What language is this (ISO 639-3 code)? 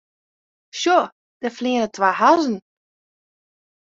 fry